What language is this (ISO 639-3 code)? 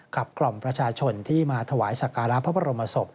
tha